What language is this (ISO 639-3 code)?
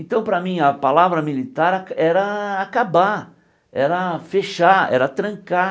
por